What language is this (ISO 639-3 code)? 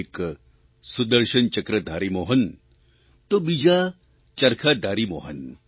guj